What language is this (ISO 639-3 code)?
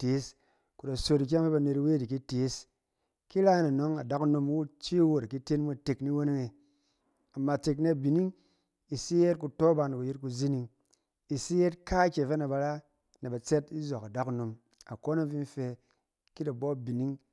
cen